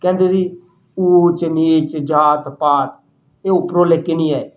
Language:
Punjabi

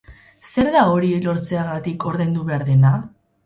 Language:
Basque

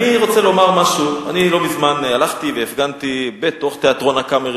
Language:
Hebrew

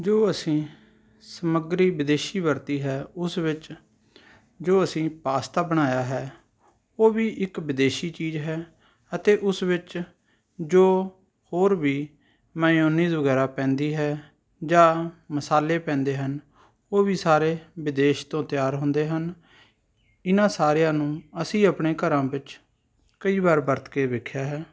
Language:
Punjabi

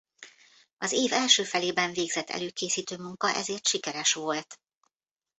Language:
Hungarian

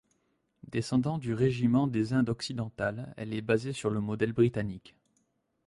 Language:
French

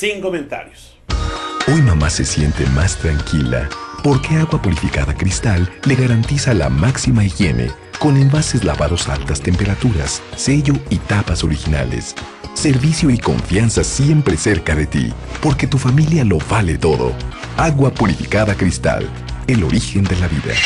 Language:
Spanish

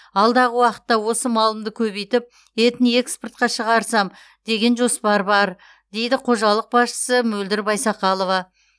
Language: Kazakh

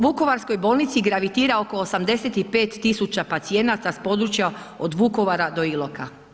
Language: Croatian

